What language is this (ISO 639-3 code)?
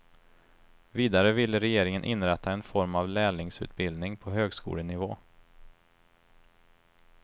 swe